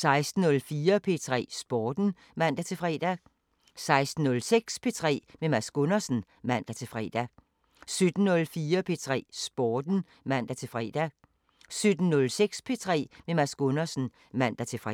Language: Danish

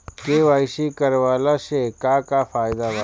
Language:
Bhojpuri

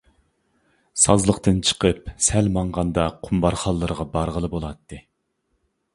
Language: Uyghur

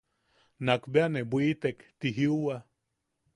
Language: Yaqui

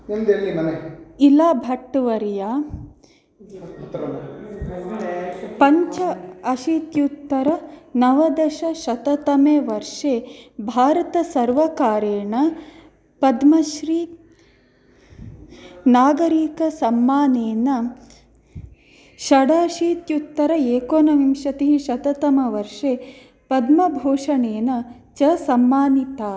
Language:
Sanskrit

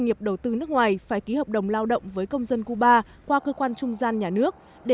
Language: Vietnamese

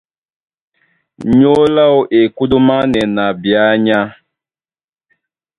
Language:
Duala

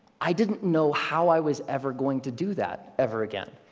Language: English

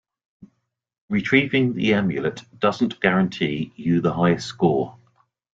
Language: English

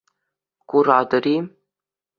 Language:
Chuvash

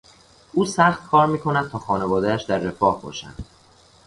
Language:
Persian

